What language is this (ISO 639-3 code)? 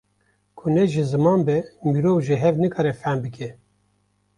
kur